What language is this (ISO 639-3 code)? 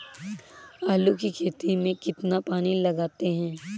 hin